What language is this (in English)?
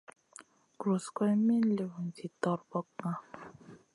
Masana